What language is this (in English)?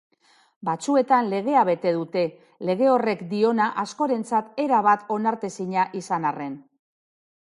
Basque